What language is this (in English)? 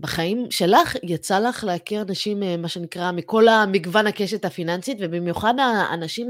Hebrew